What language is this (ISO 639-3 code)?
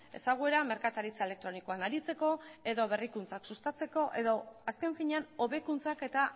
eus